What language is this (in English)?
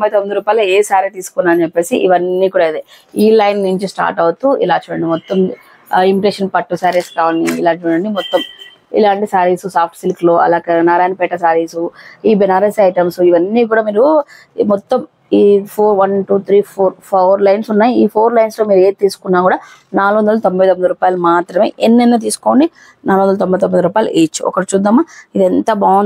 Telugu